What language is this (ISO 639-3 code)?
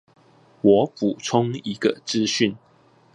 zho